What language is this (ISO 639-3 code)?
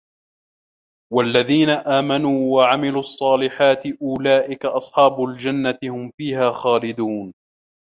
ara